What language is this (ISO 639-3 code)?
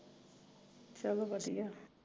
pan